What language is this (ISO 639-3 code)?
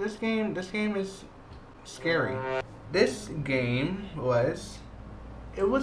eng